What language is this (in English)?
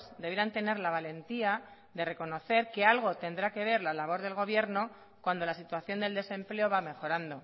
Spanish